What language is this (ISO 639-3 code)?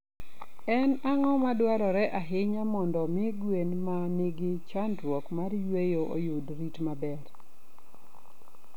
luo